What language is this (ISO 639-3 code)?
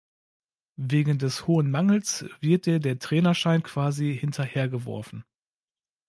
deu